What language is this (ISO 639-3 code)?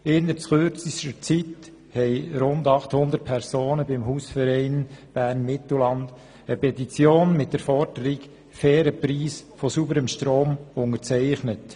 gsw